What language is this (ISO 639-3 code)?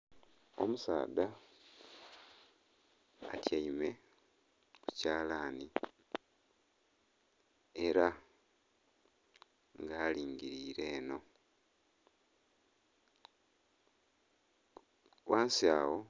xog